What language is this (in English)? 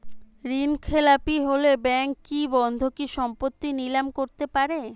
Bangla